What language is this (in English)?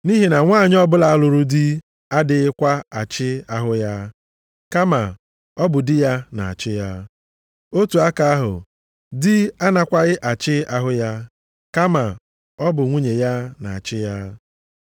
Igbo